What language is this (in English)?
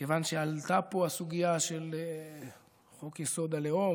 Hebrew